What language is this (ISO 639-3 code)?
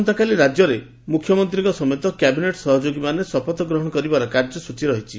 ori